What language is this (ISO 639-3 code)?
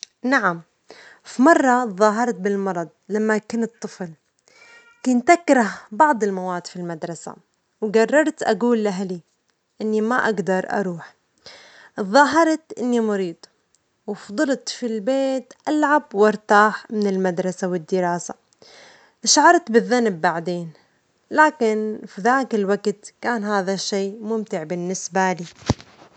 acx